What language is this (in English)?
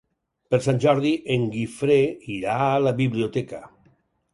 Catalan